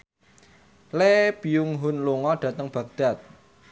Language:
Javanese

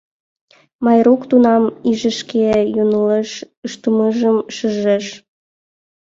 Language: Mari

